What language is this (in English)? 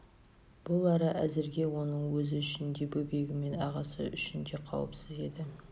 Kazakh